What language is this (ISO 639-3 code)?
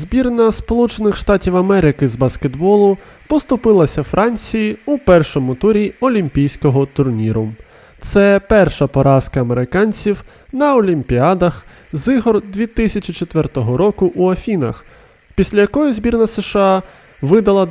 ukr